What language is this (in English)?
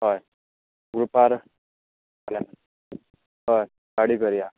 Konkani